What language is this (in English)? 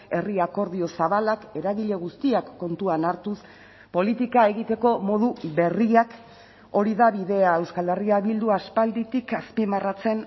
Basque